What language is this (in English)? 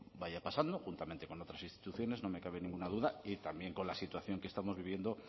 Spanish